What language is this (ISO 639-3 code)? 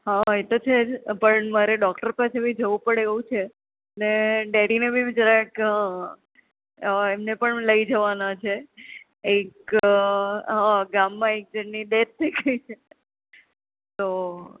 guj